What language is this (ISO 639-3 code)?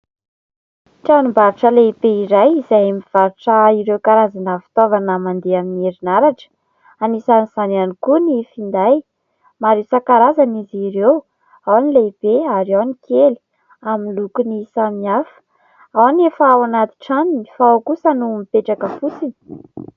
mlg